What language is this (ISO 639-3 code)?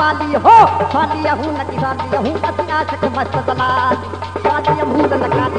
tha